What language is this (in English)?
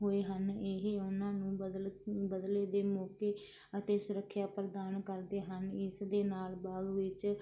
Punjabi